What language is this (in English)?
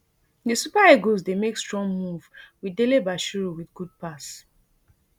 Nigerian Pidgin